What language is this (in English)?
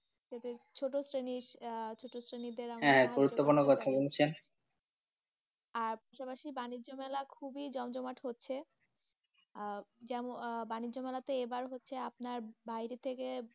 Bangla